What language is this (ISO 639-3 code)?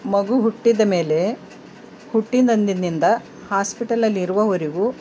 kan